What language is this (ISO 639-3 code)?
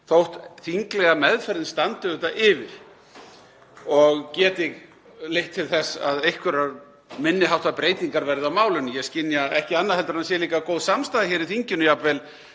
isl